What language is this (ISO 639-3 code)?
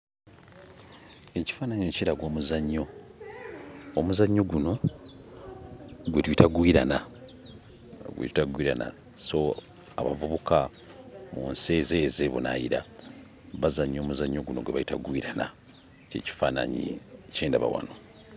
lug